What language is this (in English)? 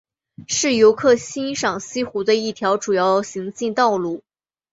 Chinese